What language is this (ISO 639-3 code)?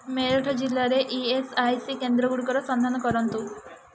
ori